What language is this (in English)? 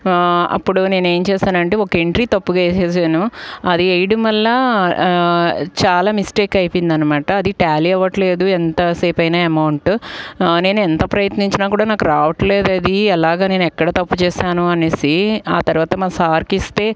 Telugu